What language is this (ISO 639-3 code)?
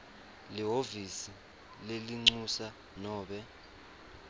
ssw